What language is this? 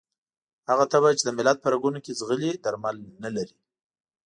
Pashto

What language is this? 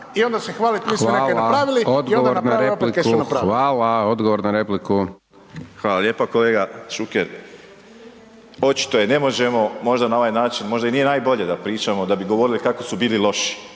Croatian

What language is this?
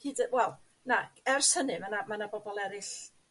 Welsh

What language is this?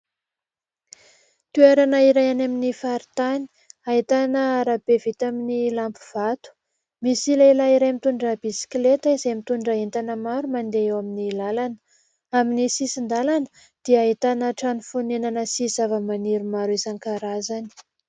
Malagasy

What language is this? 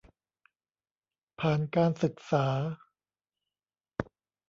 Thai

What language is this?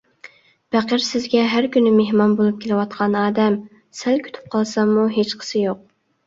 Uyghur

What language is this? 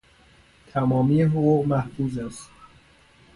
Persian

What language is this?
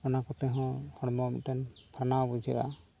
Santali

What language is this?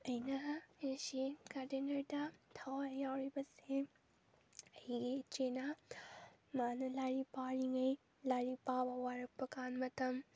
Manipuri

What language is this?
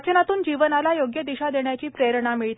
Marathi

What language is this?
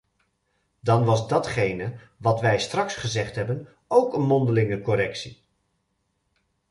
Dutch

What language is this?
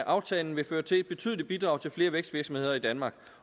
Danish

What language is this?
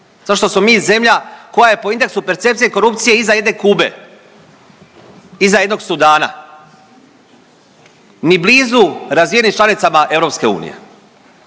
Croatian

